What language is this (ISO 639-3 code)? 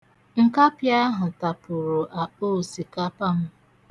ibo